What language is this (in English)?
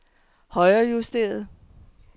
Danish